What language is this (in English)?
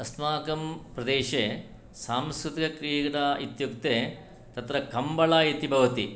Sanskrit